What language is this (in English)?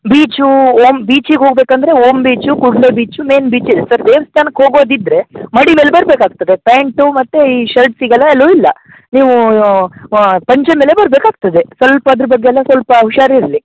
Kannada